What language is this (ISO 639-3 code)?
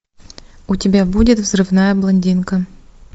rus